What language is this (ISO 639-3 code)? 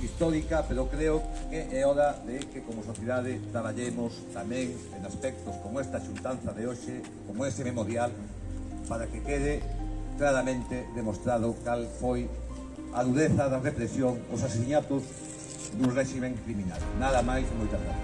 spa